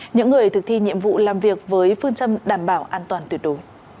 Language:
Vietnamese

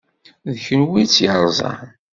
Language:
Kabyle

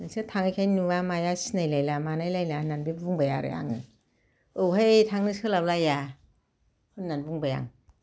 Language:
Bodo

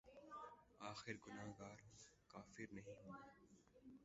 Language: Urdu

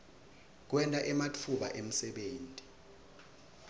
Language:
Swati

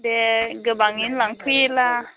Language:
Bodo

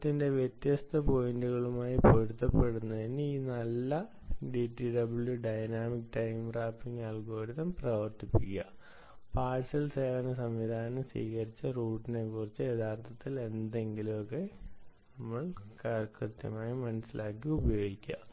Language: Malayalam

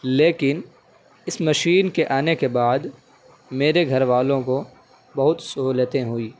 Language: Urdu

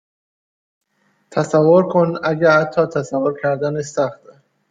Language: Persian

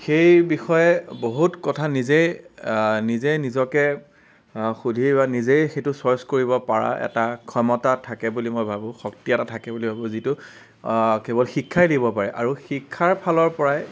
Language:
Assamese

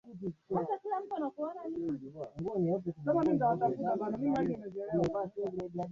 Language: Swahili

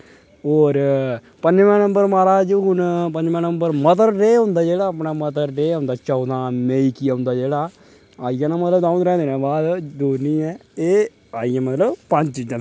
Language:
Dogri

